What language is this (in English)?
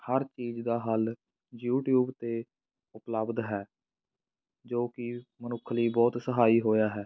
Punjabi